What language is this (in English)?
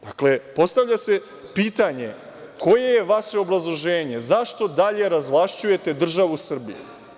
Serbian